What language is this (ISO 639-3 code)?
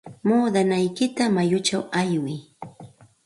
qxt